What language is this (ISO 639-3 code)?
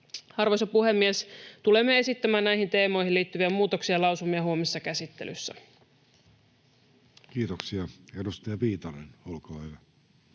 fin